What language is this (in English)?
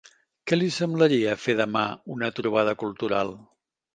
Catalan